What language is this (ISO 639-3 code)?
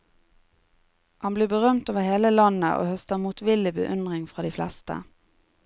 nor